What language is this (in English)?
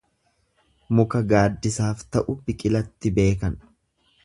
Oromo